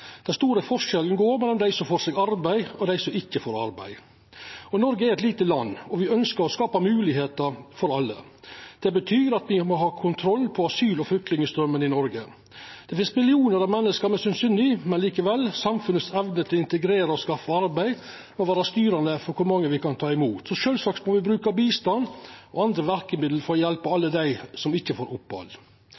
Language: Norwegian Nynorsk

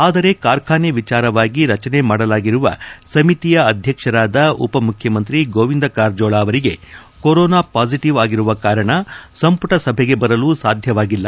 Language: Kannada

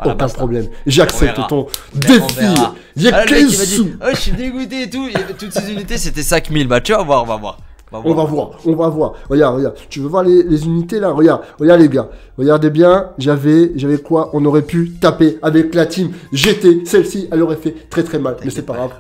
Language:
French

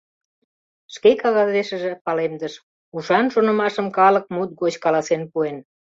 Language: Mari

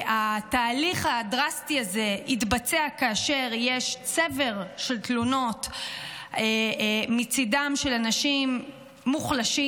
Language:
Hebrew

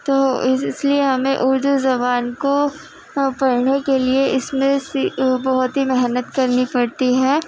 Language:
Urdu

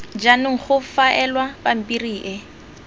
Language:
Tswana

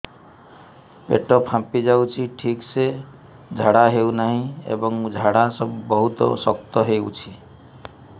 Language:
Odia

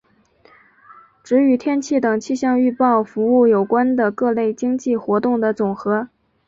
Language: Chinese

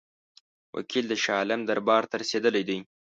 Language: Pashto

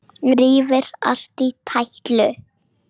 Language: Icelandic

